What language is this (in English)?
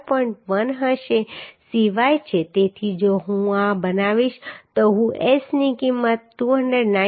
Gujarati